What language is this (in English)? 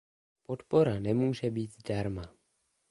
Czech